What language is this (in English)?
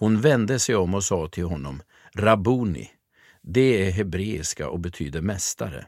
Swedish